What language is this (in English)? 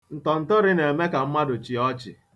Igbo